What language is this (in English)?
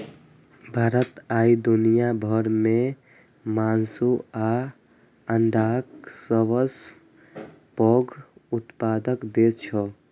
Maithili